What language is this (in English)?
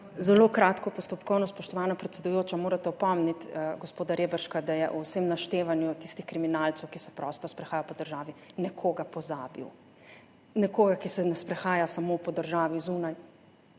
Slovenian